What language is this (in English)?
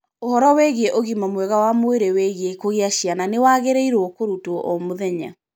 Kikuyu